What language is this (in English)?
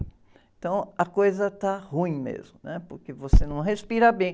Portuguese